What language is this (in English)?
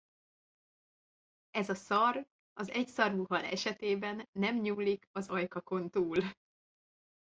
Hungarian